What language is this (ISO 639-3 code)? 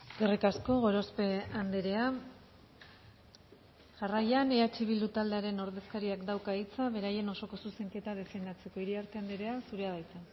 eus